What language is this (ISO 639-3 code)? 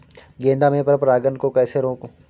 hin